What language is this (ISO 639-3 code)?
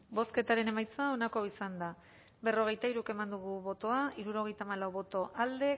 eus